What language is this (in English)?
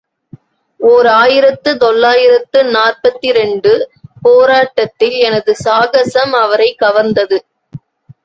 Tamil